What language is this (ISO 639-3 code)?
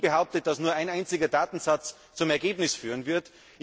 deu